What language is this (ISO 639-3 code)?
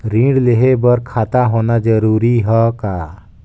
hne